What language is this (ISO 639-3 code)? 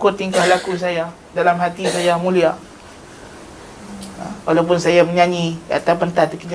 msa